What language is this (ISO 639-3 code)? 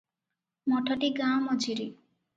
ori